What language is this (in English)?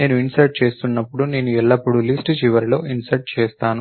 Telugu